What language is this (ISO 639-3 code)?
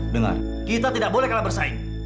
ind